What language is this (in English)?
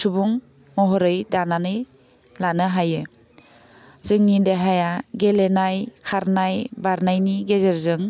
Bodo